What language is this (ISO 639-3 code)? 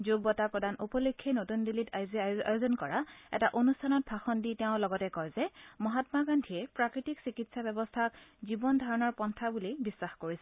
asm